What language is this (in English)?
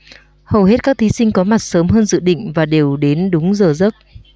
Vietnamese